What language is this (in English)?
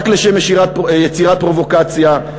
Hebrew